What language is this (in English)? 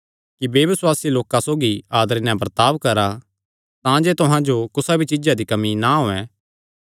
Kangri